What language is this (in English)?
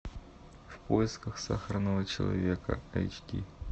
Russian